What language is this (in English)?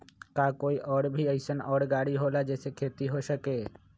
Magahi